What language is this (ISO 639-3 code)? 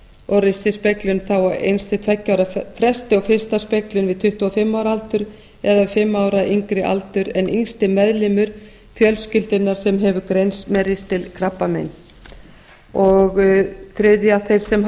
isl